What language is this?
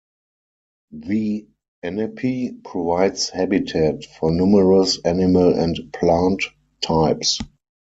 English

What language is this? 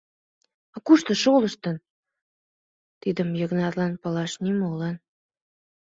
Mari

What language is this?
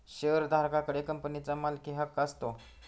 Marathi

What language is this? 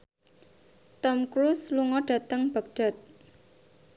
Javanese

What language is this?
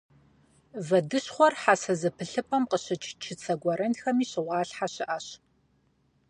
Kabardian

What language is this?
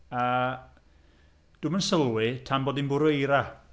Welsh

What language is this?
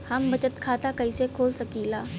Bhojpuri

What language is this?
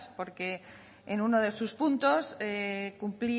Spanish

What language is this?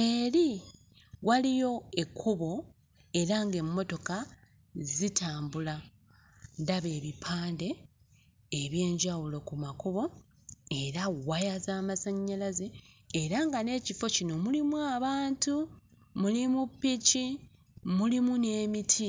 Ganda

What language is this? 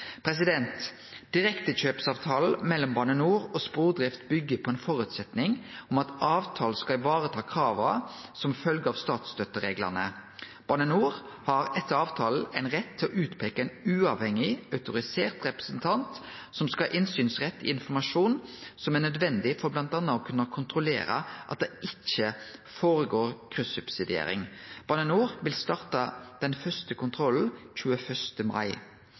Norwegian Nynorsk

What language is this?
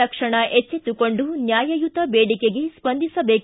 Kannada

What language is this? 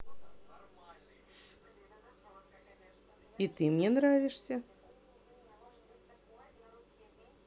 Russian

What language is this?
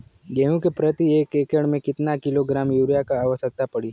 Bhojpuri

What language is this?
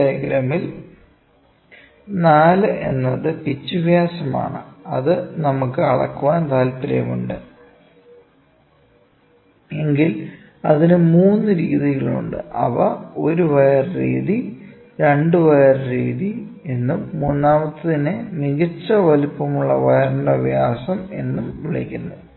Malayalam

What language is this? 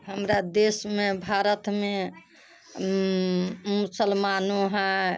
Maithili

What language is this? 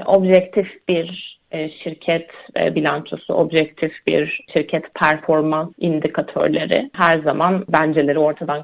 Turkish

